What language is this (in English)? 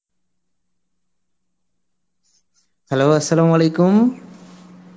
Bangla